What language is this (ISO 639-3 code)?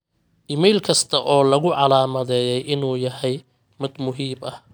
som